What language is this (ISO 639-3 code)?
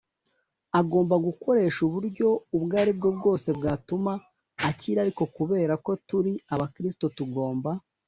kin